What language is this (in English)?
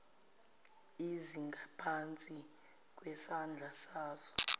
Zulu